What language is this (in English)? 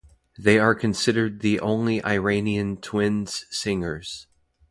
English